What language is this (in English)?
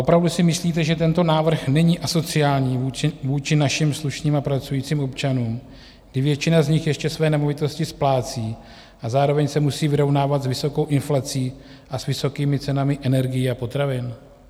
Czech